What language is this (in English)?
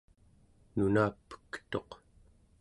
Central Yupik